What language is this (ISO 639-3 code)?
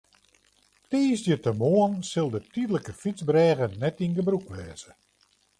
fry